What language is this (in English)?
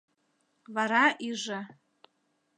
Mari